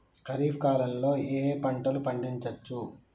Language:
Telugu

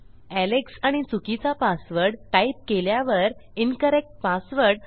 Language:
Marathi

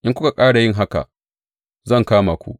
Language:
Hausa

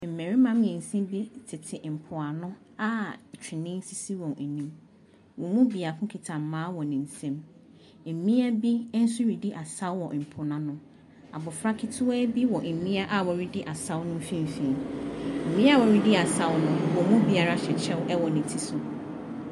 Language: Akan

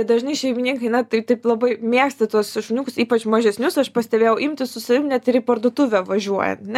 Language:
Lithuanian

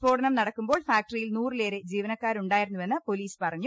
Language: Malayalam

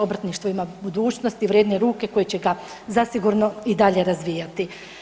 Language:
Croatian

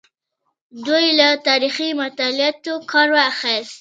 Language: Pashto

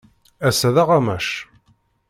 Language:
Kabyle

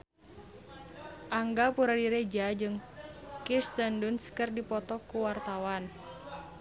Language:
Sundanese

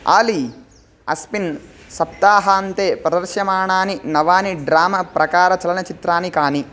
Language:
Sanskrit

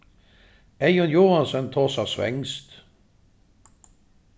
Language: Faroese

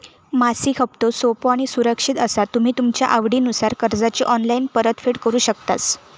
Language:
Marathi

